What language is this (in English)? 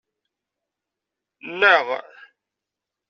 Kabyle